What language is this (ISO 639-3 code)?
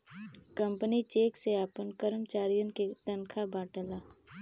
bho